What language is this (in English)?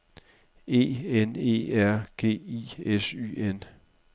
Danish